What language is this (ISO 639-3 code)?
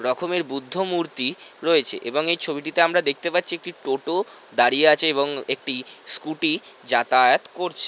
ben